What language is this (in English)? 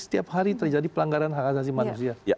Indonesian